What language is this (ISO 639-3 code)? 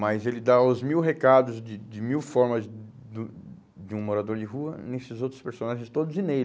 por